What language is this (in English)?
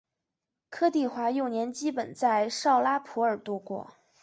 Chinese